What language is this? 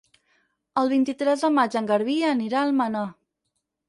Catalan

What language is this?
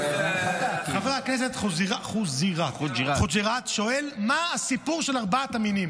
Hebrew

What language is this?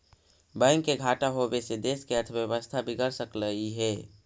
Magahi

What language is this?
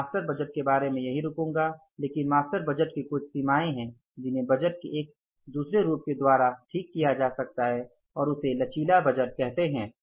Hindi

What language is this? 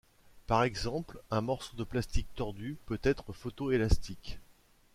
French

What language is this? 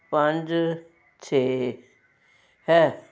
Punjabi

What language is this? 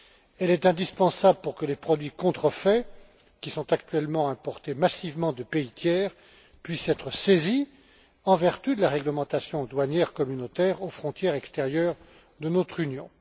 French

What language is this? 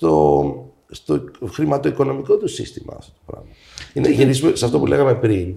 Greek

